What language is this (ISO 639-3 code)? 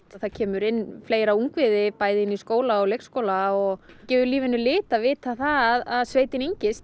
isl